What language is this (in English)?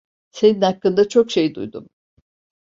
Turkish